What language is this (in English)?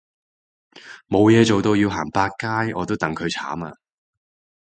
Cantonese